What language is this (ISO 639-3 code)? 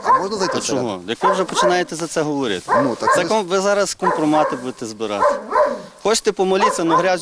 ukr